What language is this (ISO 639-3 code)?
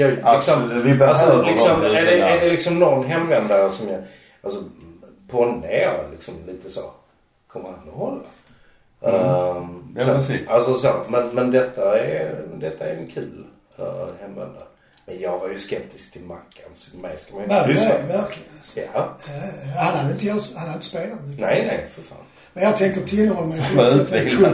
swe